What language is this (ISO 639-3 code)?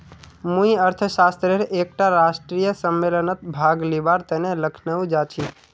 mag